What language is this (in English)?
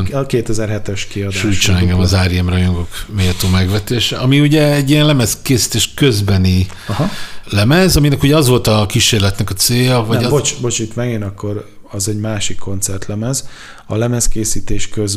Hungarian